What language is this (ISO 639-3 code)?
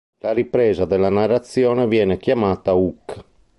ita